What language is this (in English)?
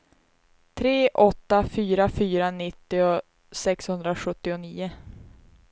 Swedish